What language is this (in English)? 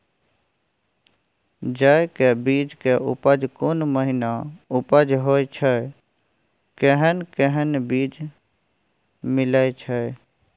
Maithili